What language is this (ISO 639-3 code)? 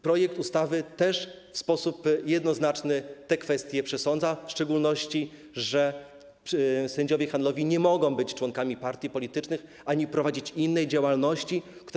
pol